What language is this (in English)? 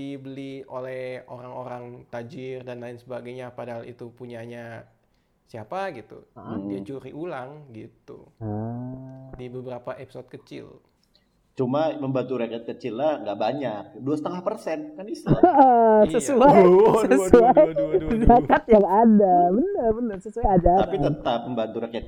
Indonesian